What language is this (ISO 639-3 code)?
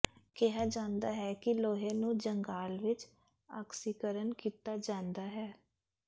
pan